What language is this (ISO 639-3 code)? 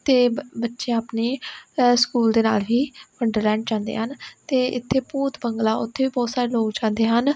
pan